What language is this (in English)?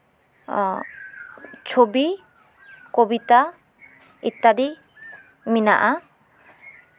Santali